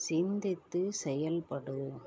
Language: Tamil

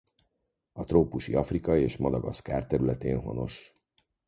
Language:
Hungarian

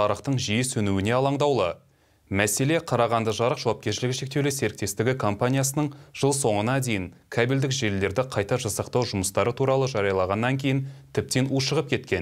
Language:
Russian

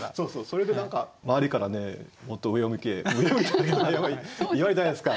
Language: Japanese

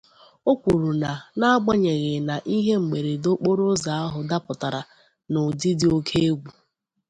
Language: Igbo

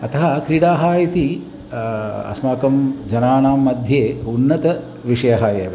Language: Sanskrit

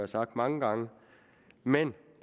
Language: Danish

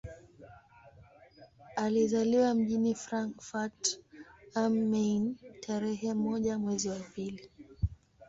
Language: Swahili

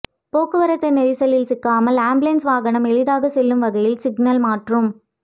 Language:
Tamil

